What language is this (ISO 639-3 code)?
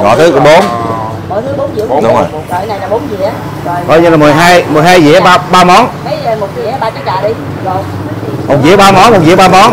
vie